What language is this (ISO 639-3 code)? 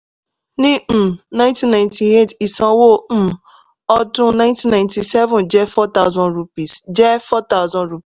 yor